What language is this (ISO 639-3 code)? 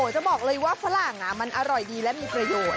tha